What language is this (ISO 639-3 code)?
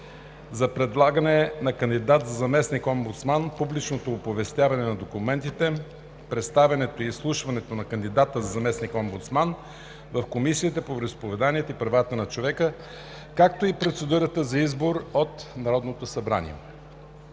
bul